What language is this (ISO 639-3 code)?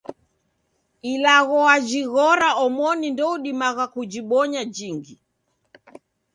dav